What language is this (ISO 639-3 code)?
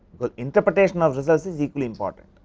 eng